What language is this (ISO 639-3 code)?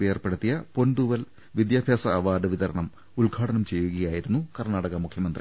mal